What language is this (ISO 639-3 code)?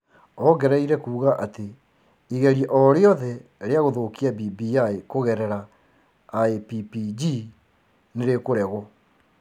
kik